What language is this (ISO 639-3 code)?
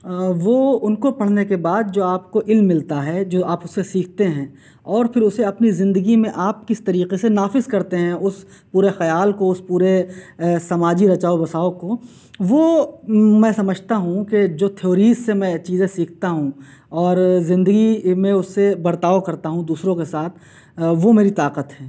urd